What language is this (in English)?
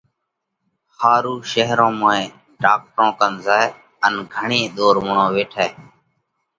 Parkari Koli